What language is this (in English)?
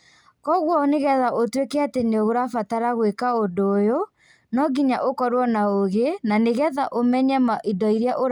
Kikuyu